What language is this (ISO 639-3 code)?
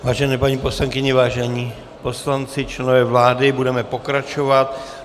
ces